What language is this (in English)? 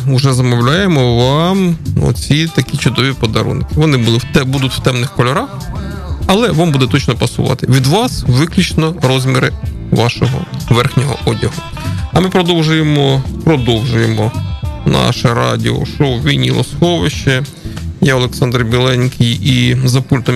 Ukrainian